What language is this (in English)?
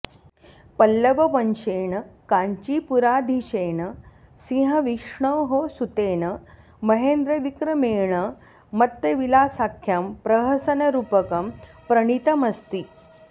Sanskrit